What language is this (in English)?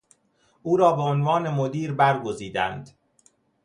Persian